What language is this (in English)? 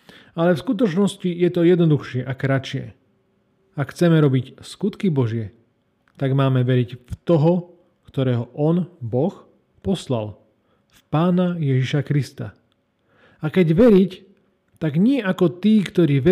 Slovak